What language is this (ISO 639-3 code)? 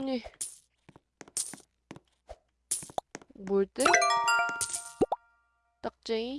kor